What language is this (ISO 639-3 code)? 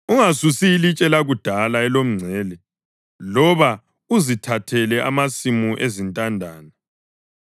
nde